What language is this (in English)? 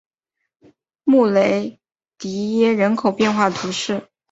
Chinese